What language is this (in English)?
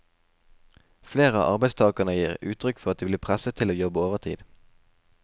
Norwegian